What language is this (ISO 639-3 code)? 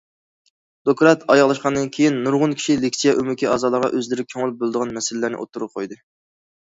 uig